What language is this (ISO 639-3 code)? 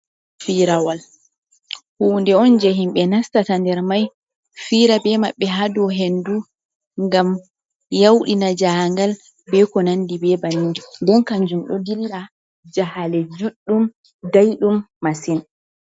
ful